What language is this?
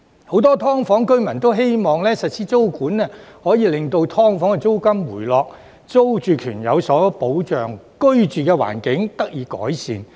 Cantonese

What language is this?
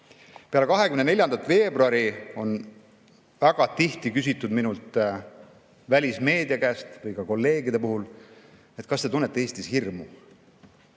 Estonian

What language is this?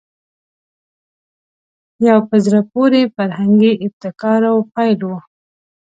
Pashto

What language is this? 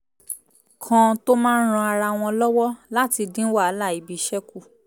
Yoruba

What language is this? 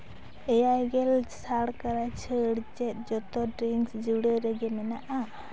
Santali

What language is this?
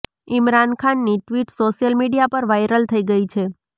Gujarati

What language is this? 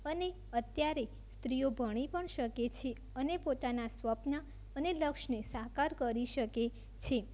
Gujarati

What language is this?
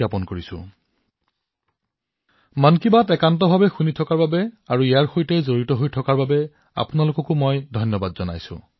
Assamese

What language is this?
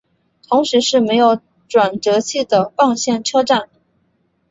Chinese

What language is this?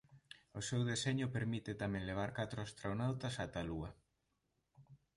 Galician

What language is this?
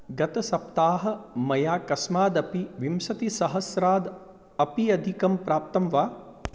Sanskrit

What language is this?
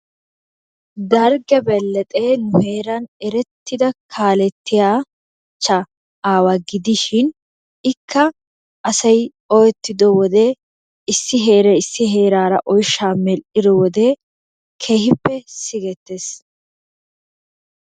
Wolaytta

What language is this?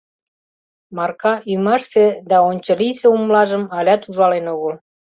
Mari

